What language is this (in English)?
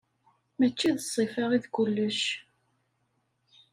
Kabyle